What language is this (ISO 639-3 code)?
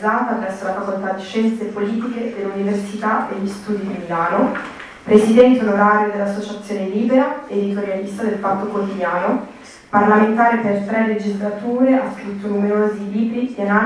ita